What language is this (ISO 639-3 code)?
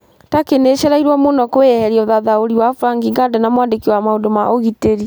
kik